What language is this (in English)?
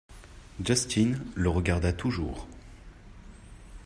French